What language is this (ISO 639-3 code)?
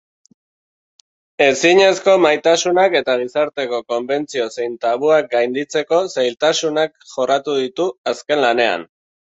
eus